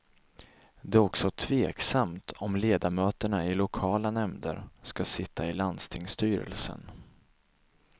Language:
Swedish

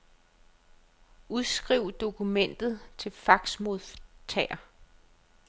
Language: Danish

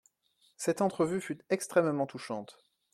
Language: French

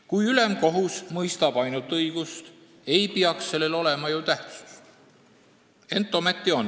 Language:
Estonian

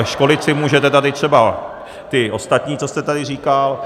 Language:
Czech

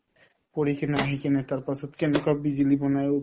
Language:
Assamese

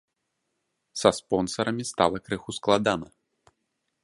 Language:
Belarusian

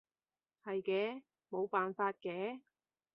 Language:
Cantonese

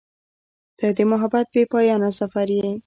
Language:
Pashto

